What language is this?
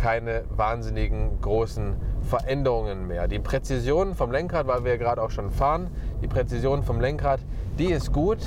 German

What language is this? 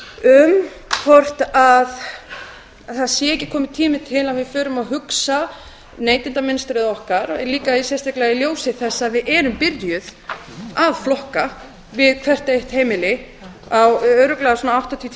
Icelandic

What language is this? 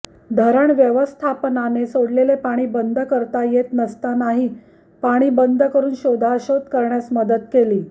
Marathi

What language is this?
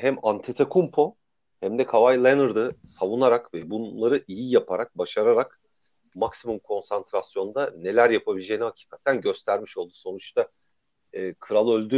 Turkish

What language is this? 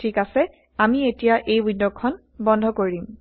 Assamese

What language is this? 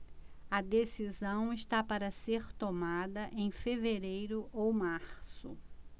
Portuguese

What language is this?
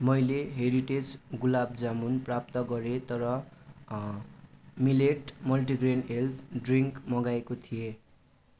Nepali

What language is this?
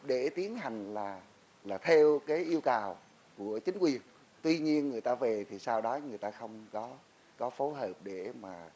Vietnamese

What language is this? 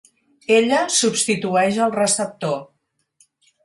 Catalan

